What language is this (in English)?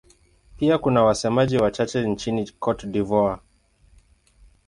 Swahili